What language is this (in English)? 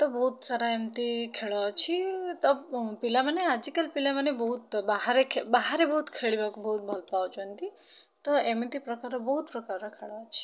Odia